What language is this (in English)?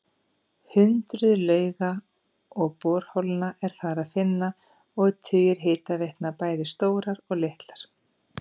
Icelandic